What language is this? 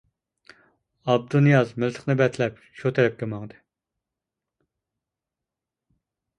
Uyghur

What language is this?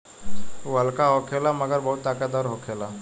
Bhojpuri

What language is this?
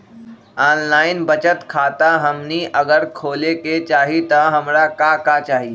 Magahi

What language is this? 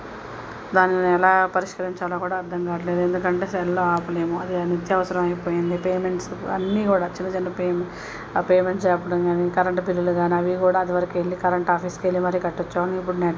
Telugu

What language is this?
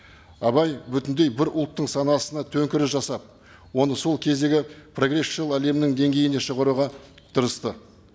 Kazakh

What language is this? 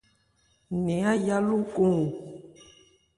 Ebrié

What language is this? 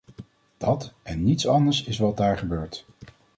Dutch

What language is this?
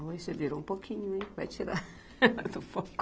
Portuguese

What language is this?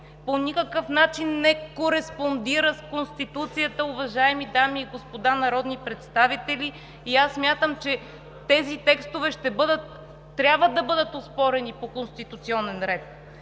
Bulgarian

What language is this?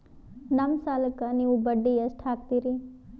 Kannada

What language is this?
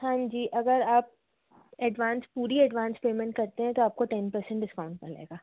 Hindi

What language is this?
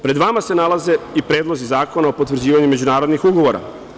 Serbian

